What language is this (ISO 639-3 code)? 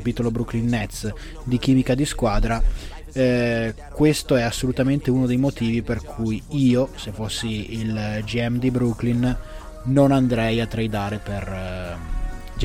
ita